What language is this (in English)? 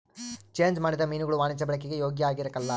Kannada